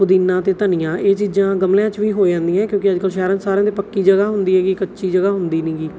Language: Punjabi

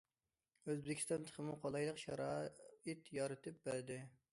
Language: Uyghur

